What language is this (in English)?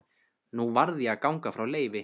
Icelandic